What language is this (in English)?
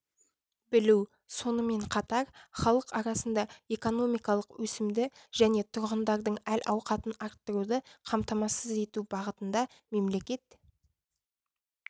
Kazakh